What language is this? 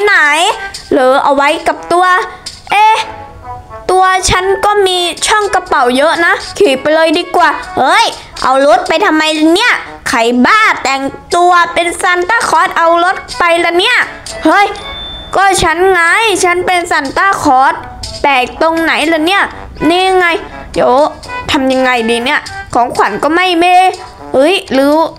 Thai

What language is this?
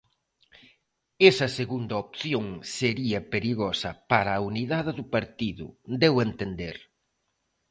Galician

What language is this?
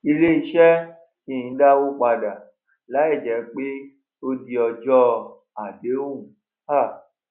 Yoruba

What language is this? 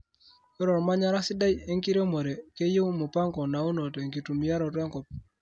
Masai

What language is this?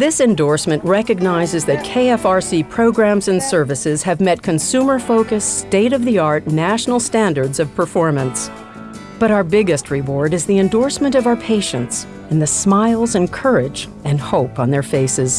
English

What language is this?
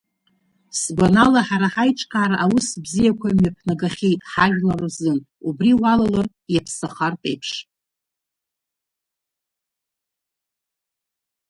Abkhazian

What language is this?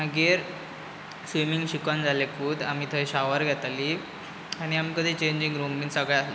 Konkani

